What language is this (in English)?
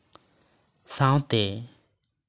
Santali